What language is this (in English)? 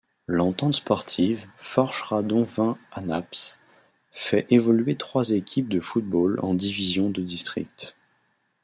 French